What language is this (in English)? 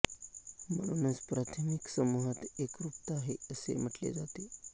Marathi